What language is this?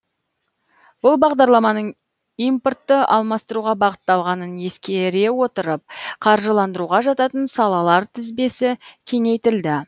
Kazakh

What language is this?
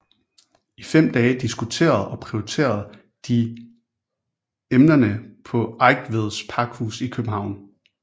Danish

